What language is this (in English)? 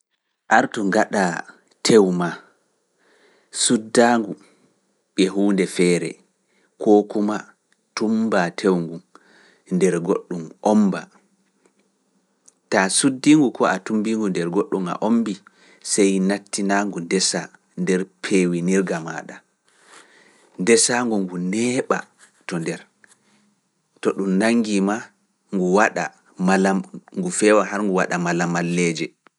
Fula